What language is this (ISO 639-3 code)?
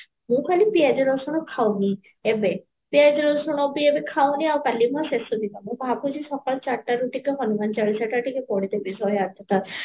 ori